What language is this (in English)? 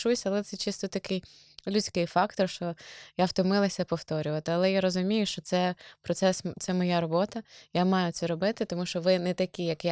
Ukrainian